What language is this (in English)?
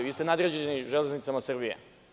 Serbian